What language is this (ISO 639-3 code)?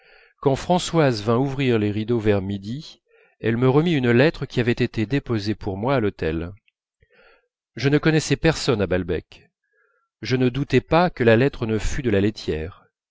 fra